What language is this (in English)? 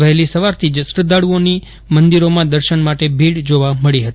Gujarati